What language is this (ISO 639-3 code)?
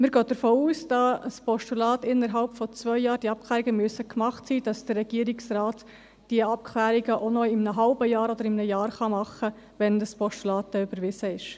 gsw